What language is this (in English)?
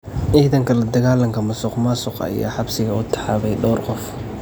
Somali